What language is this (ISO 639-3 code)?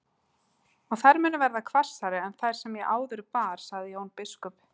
isl